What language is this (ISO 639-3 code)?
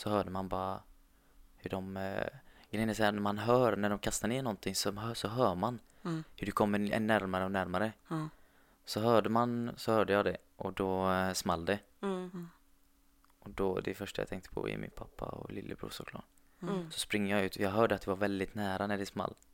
swe